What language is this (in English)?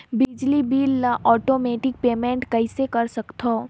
Chhattisgarhi